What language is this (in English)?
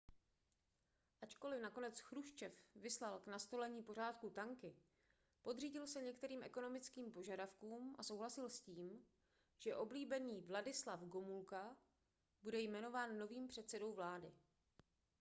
Czech